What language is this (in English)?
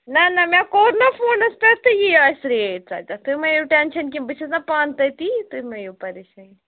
Kashmiri